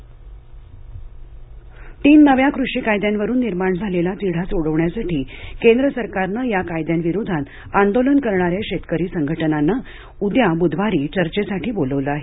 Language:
Marathi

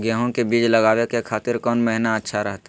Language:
Magahi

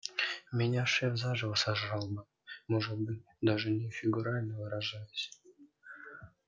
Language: Russian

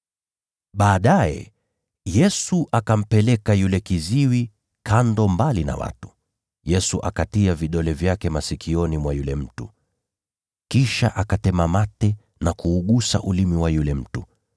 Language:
Swahili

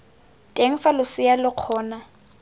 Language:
Tswana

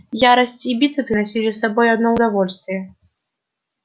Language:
Russian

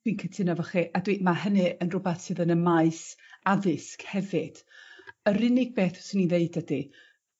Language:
Welsh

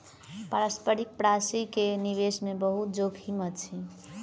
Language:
Maithili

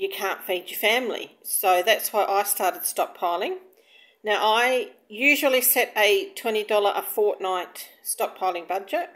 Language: English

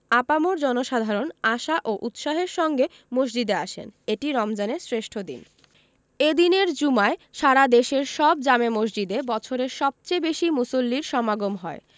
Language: Bangla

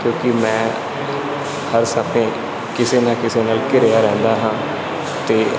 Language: Punjabi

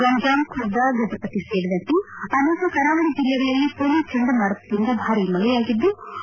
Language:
Kannada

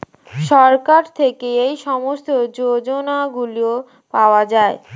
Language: Bangla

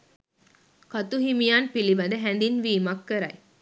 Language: Sinhala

